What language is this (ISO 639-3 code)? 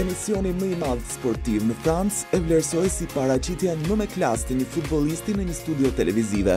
ron